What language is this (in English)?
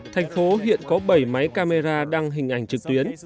Vietnamese